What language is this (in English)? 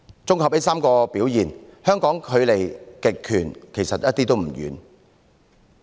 Cantonese